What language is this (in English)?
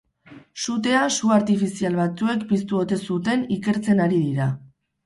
Basque